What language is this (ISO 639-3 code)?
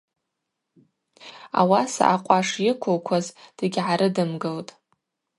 abq